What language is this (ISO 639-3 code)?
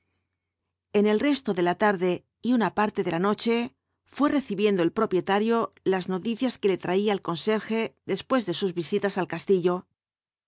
spa